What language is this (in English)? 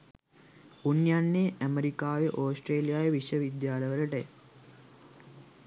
Sinhala